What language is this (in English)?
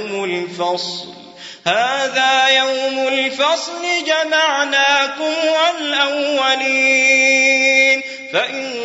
Arabic